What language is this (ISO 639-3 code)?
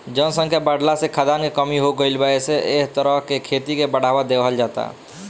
bho